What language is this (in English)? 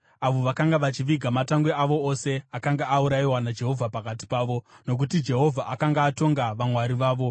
Shona